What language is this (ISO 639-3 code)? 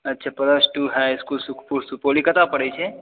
mai